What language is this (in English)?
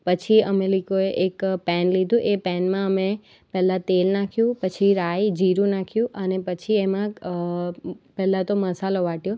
Gujarati